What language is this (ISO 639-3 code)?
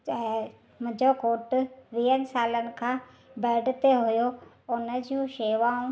snd